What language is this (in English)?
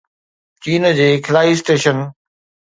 Sindhi